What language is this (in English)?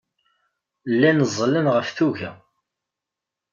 Kabyle